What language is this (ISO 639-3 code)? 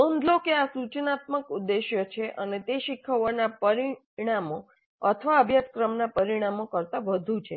guj